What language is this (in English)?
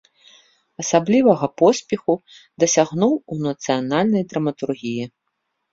Belarusian